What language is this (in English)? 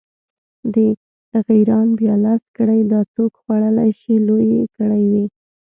Pashto